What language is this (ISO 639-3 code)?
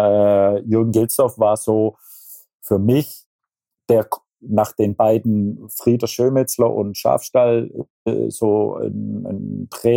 deu